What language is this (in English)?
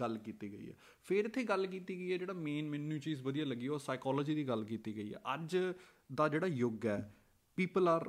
Punjabi